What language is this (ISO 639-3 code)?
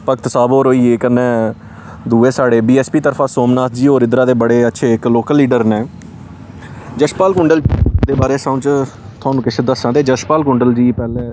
doi